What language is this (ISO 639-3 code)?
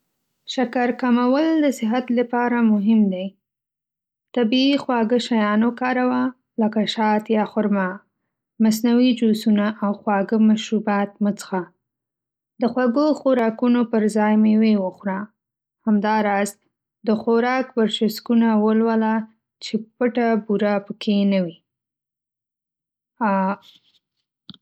pus